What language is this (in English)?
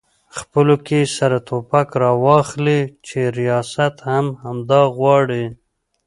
Pashto